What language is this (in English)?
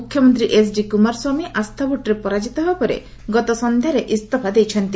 Odia